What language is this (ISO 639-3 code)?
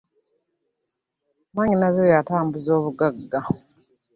lug